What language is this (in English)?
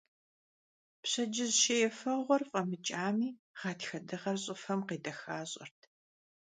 Kabardian